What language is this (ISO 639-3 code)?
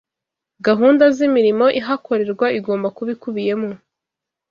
kin